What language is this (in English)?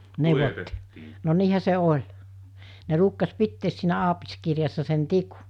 Finnish